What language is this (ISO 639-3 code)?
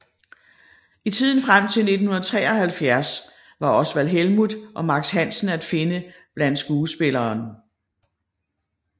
dan